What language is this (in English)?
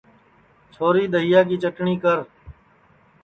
Sansi